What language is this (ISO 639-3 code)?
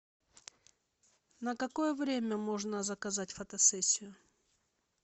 rus